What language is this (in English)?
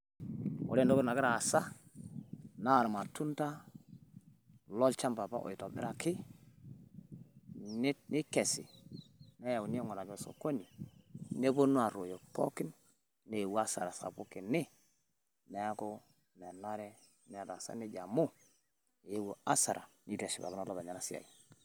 Masai